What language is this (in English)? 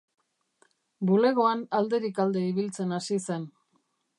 Basque